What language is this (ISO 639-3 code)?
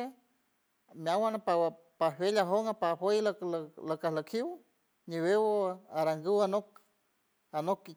hue